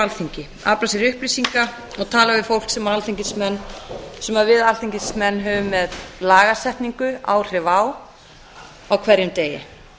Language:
Icelandic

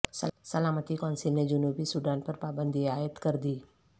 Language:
Urdu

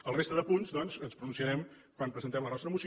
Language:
Catalan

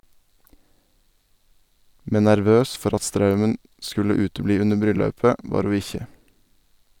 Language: Norwegian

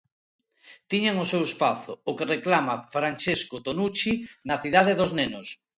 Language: Galician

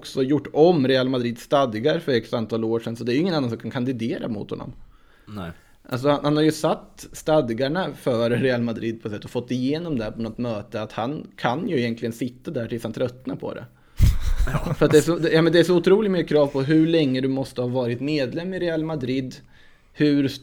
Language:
Swedish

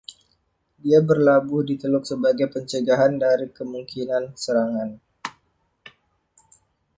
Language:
Indonesian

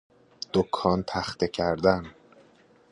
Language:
Persian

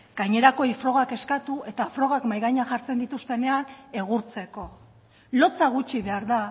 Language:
Basque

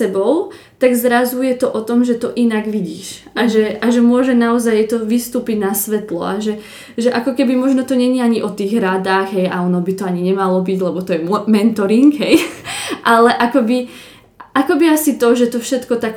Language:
Slovak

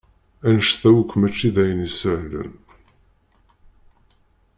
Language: Kabyle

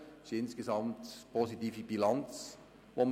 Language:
Swiss German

